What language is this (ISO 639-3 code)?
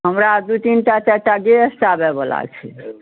mai